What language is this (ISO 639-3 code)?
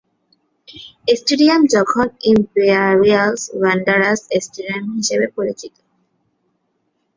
ben